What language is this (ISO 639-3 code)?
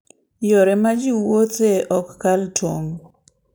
luo